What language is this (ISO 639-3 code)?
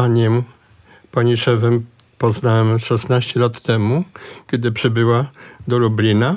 pol